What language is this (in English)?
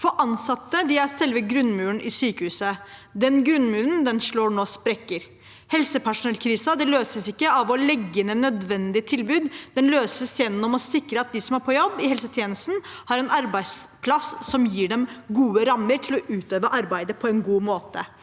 Norwegian